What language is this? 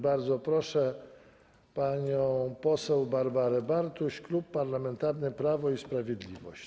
Polish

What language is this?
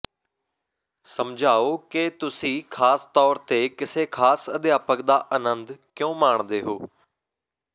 Punjabi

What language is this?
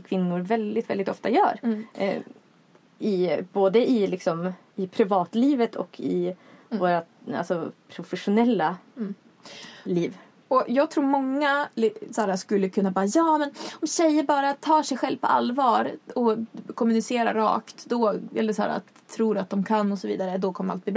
Swedish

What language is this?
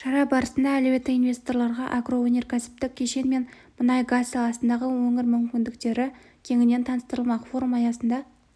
Kazakh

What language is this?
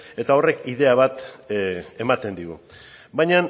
Basque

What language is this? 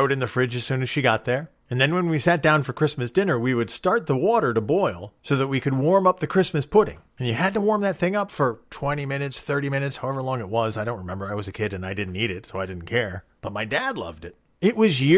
English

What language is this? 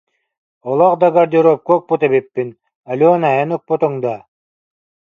Yakut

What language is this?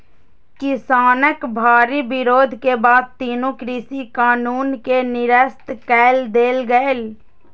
Maithili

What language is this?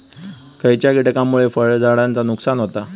Marathi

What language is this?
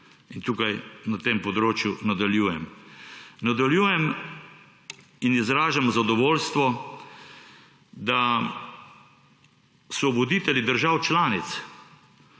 Slovenian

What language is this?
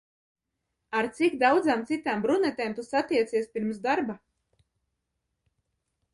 Latvian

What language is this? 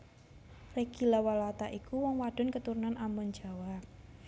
Javanese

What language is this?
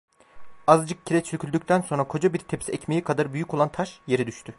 Turkish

